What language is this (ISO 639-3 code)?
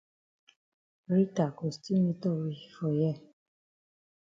wes